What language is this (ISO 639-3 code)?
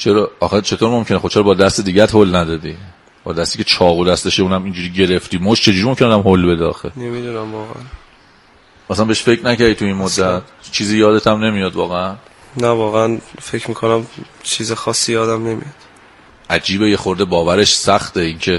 fas